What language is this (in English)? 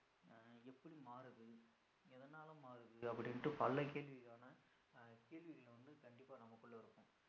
Tamil